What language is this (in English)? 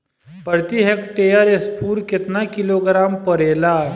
Bhojpuri